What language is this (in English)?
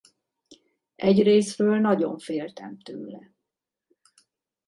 Hungarian